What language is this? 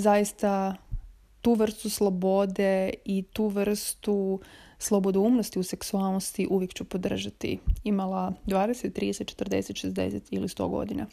Croatian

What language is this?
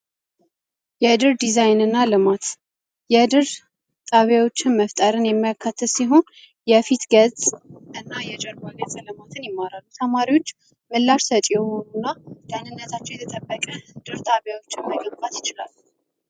Amharic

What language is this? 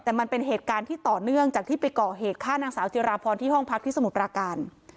Thai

